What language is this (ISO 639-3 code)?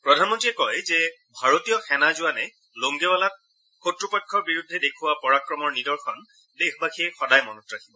asm